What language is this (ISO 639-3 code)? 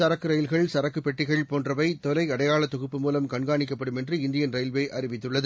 tam